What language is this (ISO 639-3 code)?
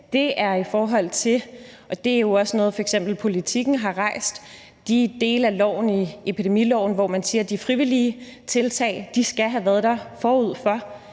dan